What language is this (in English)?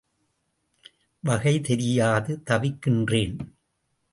Tamil